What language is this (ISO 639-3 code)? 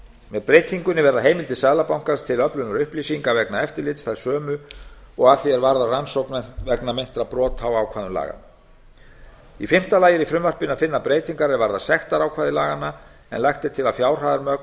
isl